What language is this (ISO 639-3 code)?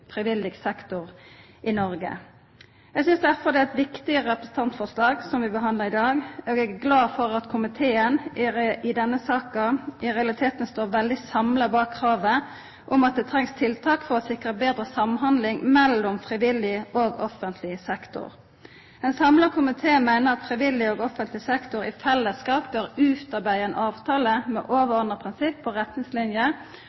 nno